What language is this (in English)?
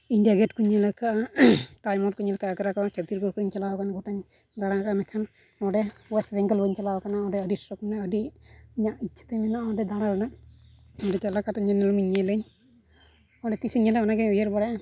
Santali